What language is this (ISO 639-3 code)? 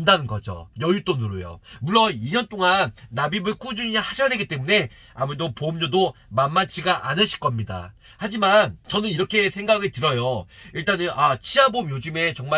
kor